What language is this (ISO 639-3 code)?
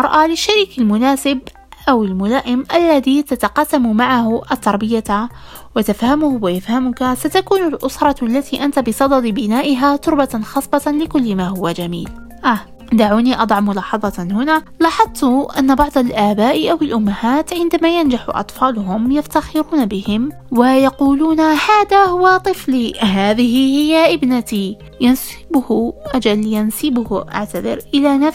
ara